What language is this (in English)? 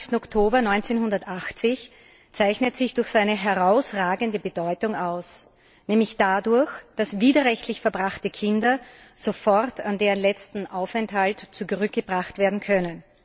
German